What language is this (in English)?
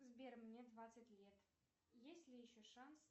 Russian